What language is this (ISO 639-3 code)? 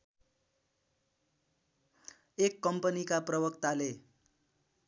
nep